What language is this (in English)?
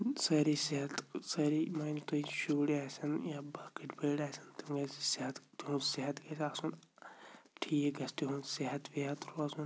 Kashmiri